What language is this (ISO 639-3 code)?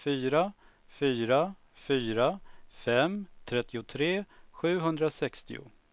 swe